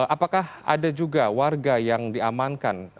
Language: Indonesian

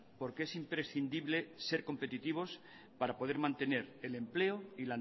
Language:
Spanish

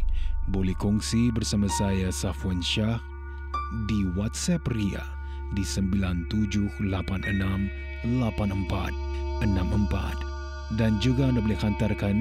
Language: Malay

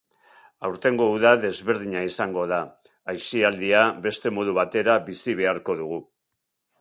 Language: Basque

